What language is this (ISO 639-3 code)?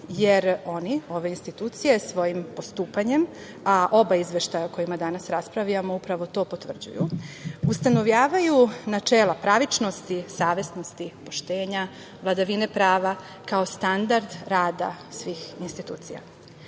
srp